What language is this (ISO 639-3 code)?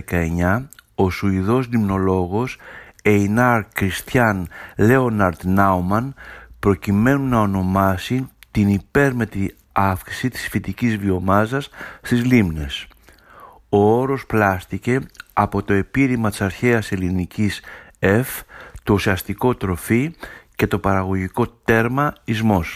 ell